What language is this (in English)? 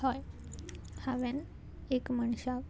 Konkani